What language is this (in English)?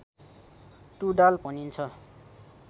Nepali